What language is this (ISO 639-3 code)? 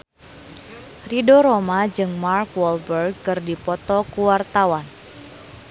sun